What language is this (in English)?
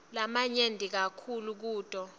Swati